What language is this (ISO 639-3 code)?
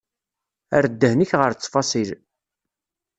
kab